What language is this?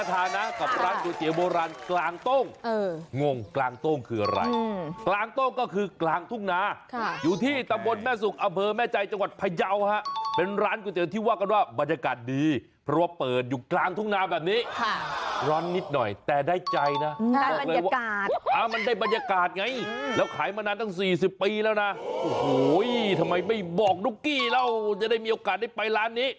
Thai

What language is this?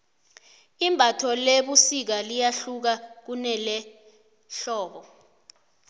South Ndebele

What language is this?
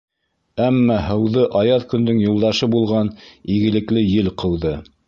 Bashkir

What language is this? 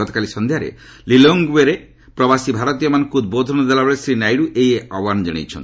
Odia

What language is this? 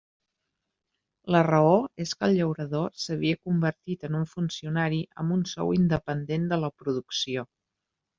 Catalan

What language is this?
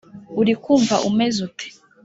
Kinyarwanda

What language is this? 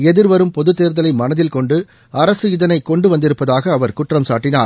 Tamil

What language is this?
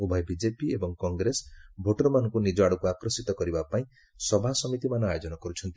Odia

